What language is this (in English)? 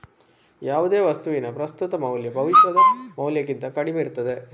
Kannada